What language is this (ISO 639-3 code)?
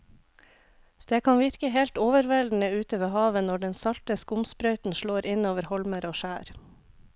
nor